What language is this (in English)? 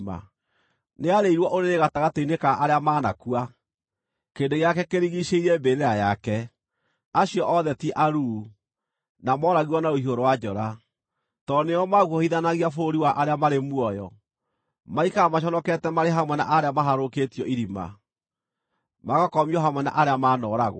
Kikuyu